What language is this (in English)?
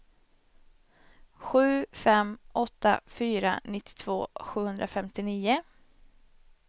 Swedish